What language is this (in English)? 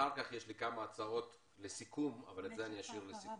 Hebrew